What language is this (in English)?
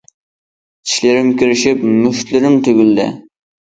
Uyghur